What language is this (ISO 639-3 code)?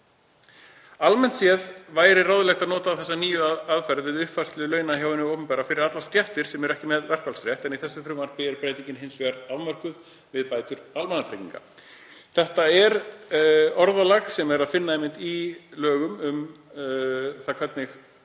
isl